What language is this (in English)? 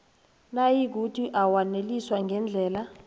South Ndebele